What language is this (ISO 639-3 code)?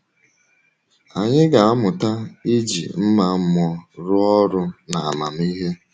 ibo